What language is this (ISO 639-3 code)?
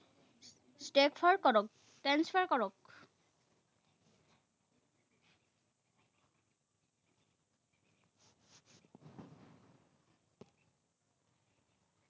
asm